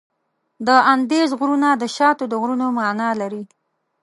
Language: Pashto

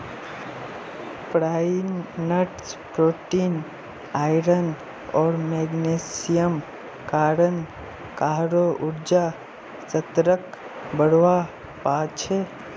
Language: Magahi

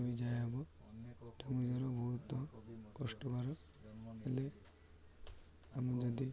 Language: Odia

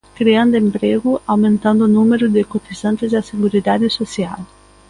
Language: Galician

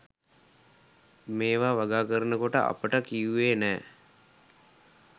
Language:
Sinhala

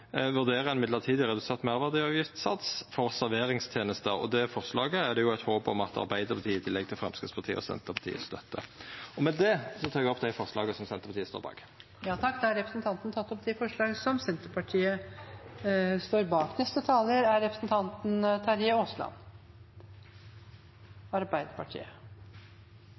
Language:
Norwegian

